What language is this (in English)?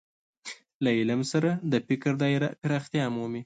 Pashto